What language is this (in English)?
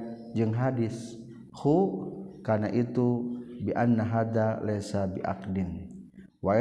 Malay